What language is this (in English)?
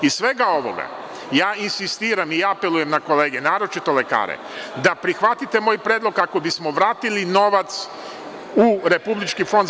Serbian